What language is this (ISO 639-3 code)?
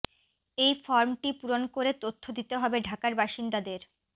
ben